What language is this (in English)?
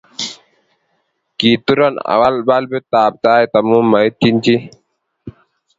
Kalenjin